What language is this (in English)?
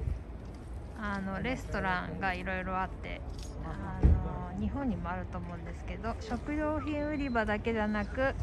Japanese